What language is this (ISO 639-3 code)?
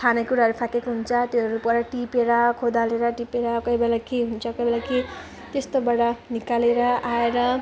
nep